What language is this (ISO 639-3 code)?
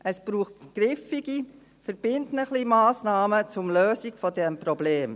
gsw